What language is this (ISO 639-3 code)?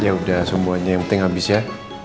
ind